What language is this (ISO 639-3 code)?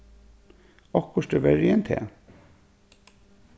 fao